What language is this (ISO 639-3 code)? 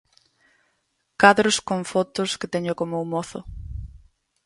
glg